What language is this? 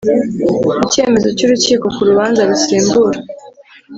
Kinyarwanda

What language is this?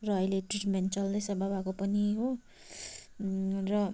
Nepali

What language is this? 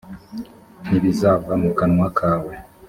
Kinyarwanda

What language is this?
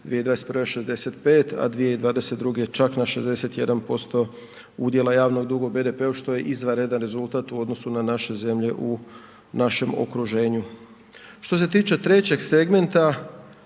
Croatian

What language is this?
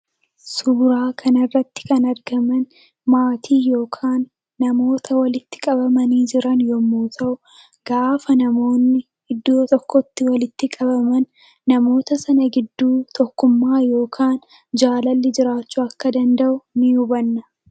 Oromo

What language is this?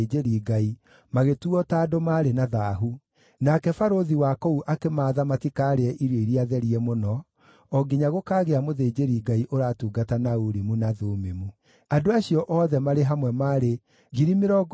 Kikuyu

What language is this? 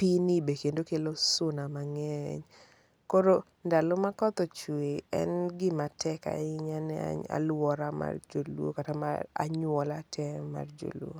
Luo (Kenya and Tanzania)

